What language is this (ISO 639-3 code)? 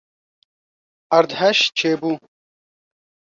kur